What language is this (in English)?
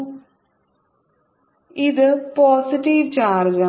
Malayalam